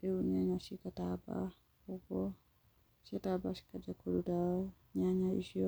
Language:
Kikuyu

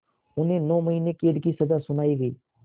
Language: Hindi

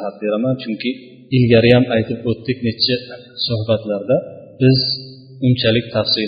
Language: Bulgarian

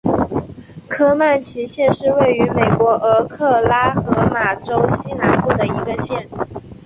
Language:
Chinese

